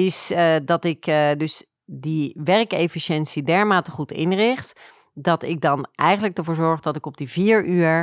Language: Dutch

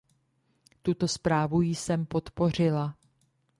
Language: Czech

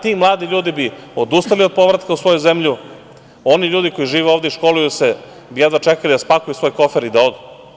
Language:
Serbian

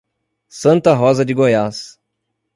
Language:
Portuguese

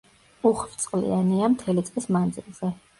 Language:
Georgian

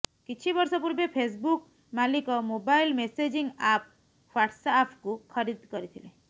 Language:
Odia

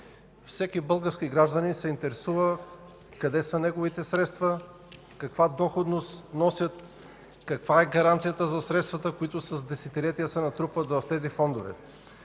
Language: Bulgarian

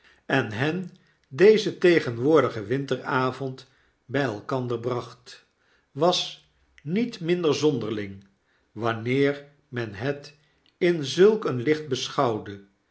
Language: Dutch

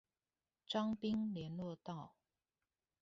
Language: Chinese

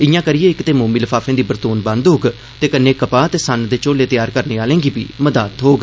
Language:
Dogri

